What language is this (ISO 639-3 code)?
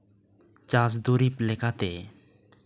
sat